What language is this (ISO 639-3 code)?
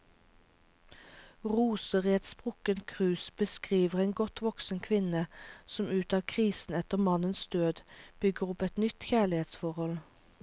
nor